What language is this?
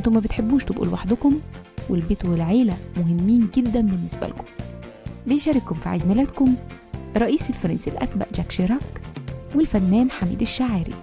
Arabic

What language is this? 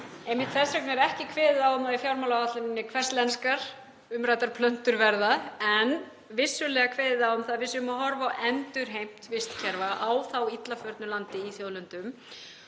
Icelandic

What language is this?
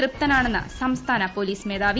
Malayalam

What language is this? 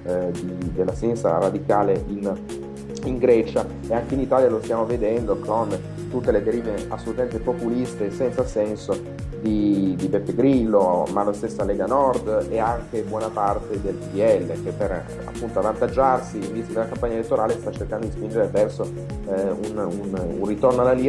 Italian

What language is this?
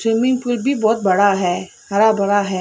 Hindi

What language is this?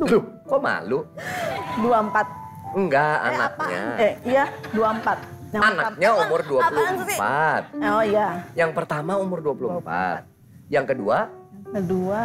Indonesian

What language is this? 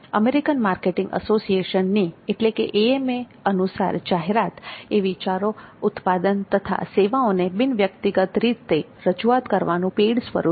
Gujarati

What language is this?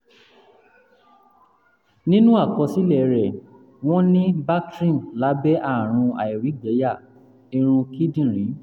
Yoruba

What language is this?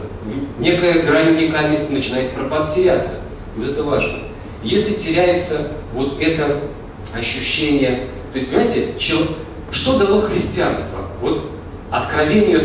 Russian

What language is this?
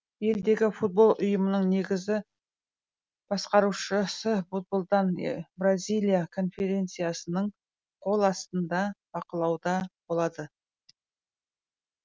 Kazakh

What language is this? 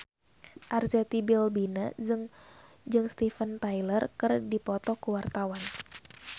Sundanese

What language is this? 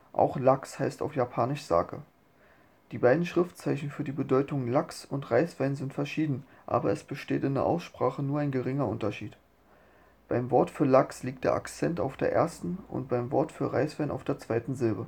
German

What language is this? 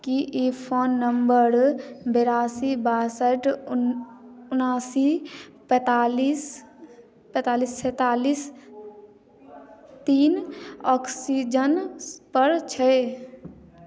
Maithili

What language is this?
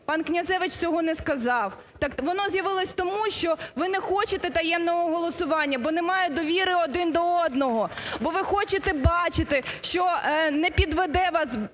Ukrainian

